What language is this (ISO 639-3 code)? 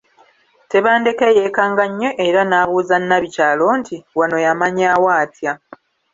lug